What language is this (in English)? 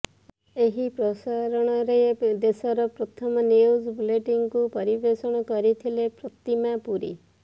Odia